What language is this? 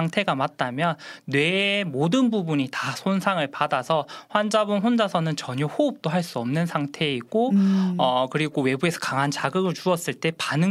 Korean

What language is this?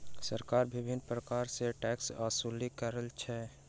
Maithili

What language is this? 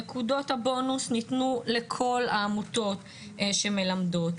Hebrew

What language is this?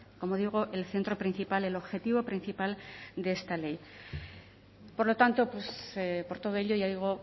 Spanish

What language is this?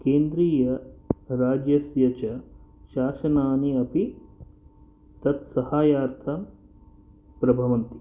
Sanskrit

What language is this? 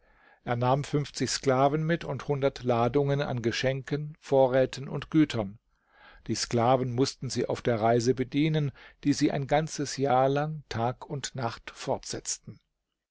German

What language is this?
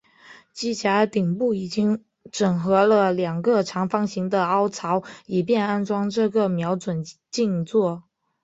Chinese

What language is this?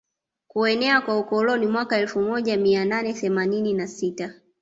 Swahili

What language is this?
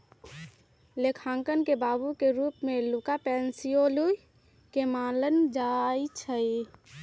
Magahi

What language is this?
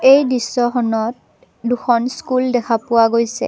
Assamese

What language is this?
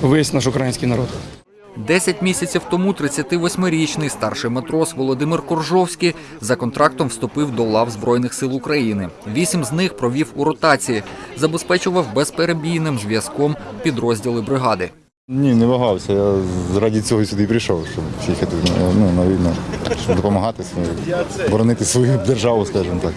Ukrainian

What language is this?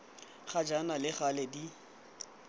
Tswana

